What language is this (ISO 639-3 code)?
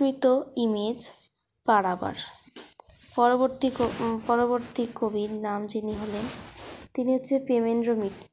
tur